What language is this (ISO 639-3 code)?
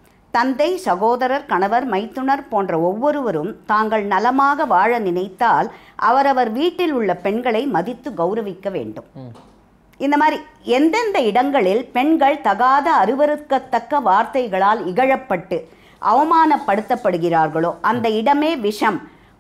hin